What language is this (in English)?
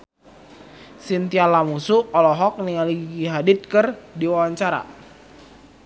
Sundanese